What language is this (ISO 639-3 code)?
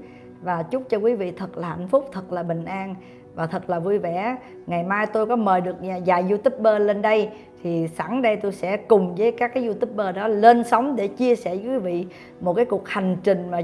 vie